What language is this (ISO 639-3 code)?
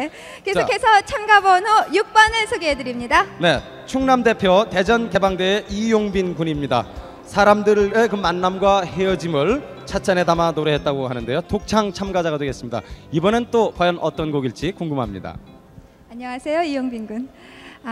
kor